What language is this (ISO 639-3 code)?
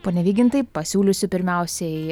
lit